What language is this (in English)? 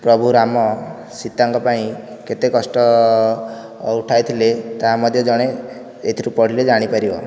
Odia